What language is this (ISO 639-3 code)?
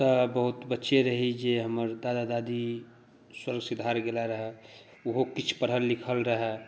mai